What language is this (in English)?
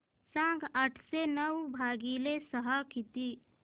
Marathi